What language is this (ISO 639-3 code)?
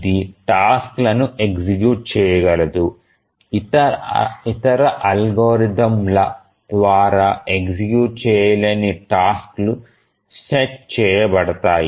tel